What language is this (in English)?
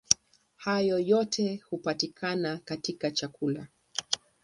Swahili